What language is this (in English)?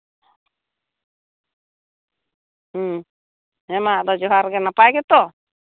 Santali